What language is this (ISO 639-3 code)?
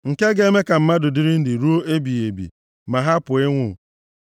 ibo